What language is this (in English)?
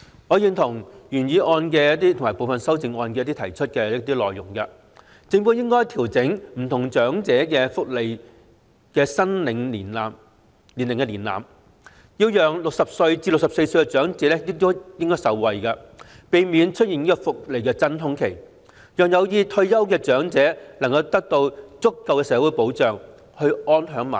Cantonese